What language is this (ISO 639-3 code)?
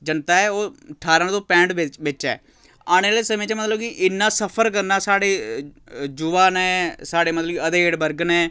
doi